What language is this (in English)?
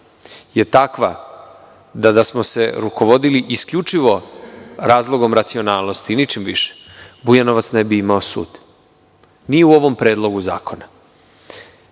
Serbian